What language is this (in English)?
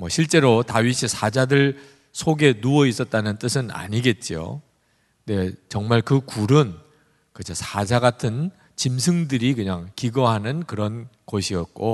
Korean